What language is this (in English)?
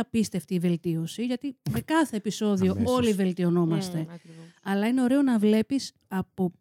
Greek